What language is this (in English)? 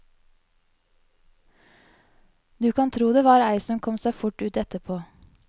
Norwegian